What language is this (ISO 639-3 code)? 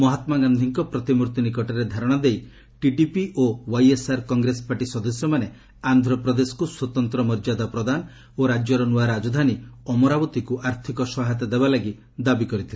ori